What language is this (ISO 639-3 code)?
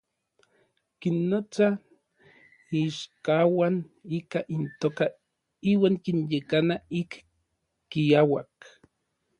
nlv